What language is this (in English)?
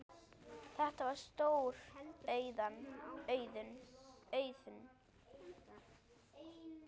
Icelandic